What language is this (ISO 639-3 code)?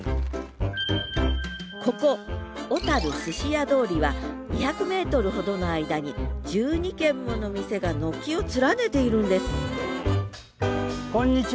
jpn